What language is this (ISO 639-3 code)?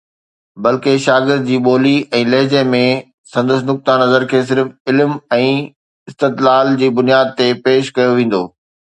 snd